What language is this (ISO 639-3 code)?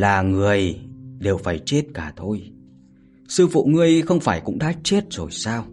vie